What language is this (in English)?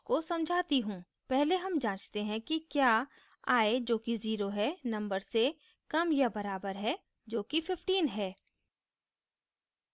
Hindi